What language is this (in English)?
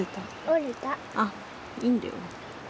Japanese